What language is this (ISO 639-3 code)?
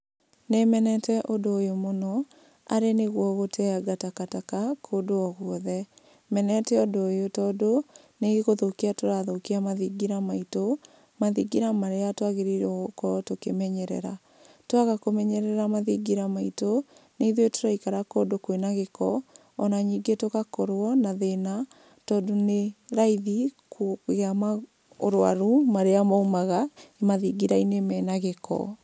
kik